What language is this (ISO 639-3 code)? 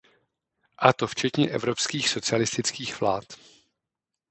ces